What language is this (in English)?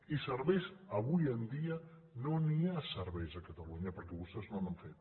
Catalan